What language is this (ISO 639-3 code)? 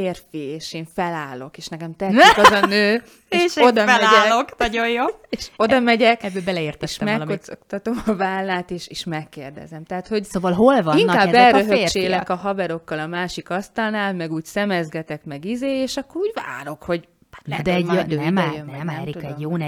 hun